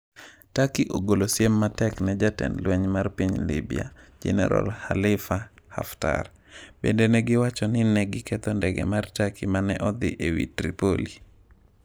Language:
Luo (Kenya and Tanzania)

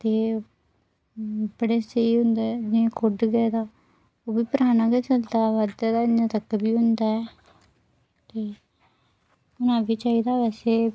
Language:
Dogri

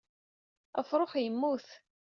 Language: Kabyle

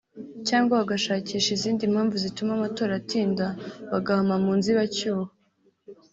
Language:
Kinyarwanda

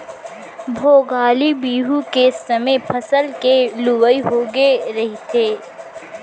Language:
Chhattisgarhi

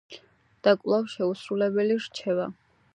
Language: Georgian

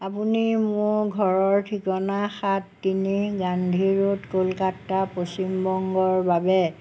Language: Assamese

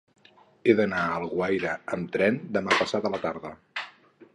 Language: Catalan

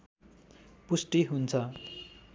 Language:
Nepali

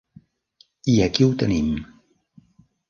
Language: Catalan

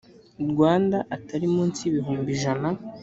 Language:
Kinyarwanda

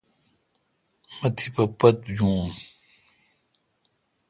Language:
Kalkoti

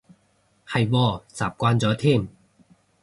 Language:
Cantonese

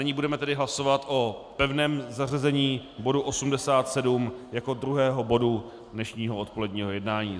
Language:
Czech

